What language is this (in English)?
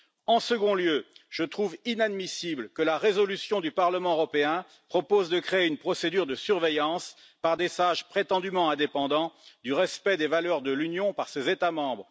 French